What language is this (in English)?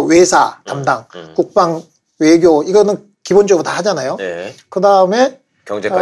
Korean